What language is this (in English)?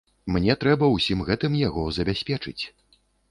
Belarusian